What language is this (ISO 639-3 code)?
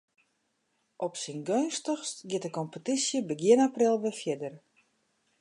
fry